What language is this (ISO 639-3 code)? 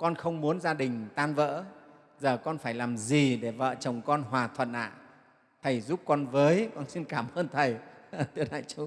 vie